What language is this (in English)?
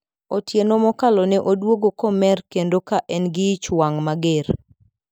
Luo (Kenya and Tanzania)